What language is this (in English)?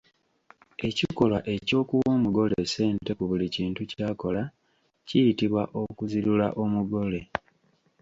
Ganda